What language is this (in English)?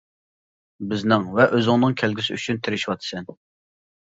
Uyghur